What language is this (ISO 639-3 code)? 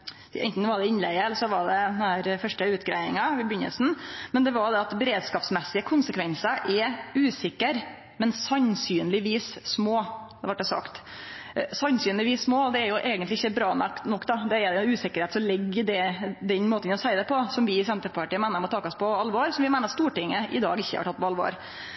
nno